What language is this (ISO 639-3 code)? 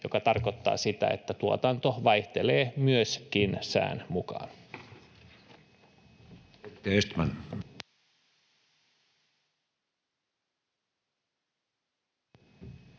fin